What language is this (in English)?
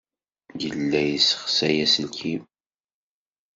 Kabyle